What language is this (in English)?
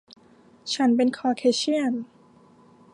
Thai